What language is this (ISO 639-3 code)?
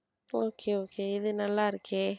tam